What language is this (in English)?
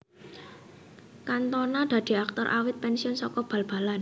Javanese